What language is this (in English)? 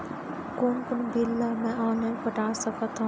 Chhattisgarhi